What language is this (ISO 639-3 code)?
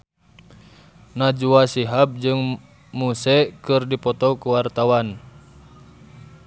sun